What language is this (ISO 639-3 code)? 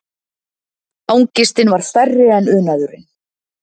isl